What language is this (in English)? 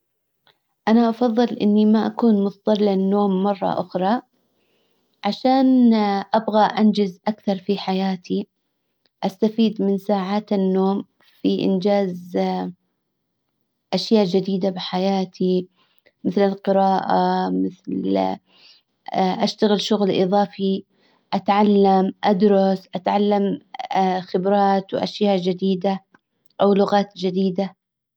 Hijazi Arabic